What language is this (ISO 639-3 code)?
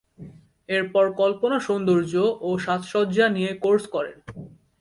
ben